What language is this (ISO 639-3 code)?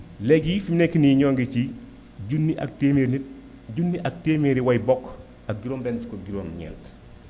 wol